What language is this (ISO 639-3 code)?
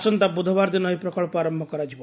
ori